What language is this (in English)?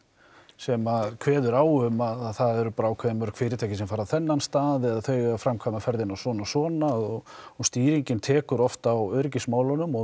Icelandic